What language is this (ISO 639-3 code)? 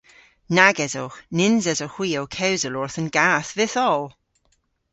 cor